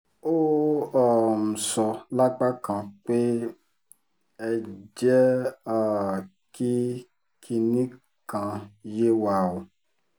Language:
Yoruba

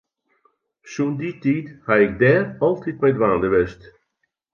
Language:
Western Frisian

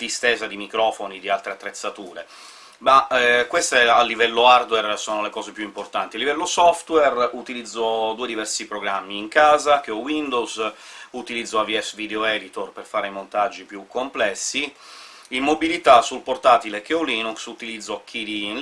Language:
Italian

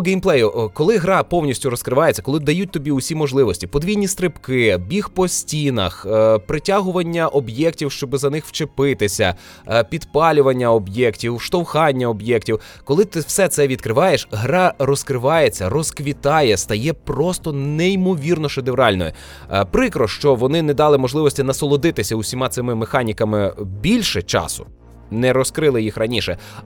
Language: Ukrainian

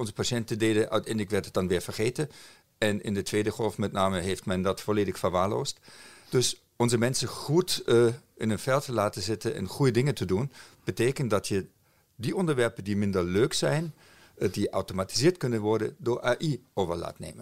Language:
Dutch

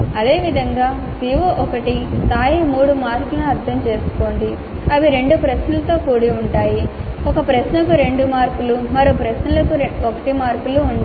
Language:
Telugu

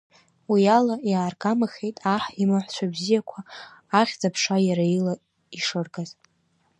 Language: Abkhazian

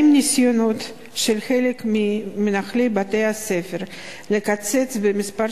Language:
Hebrew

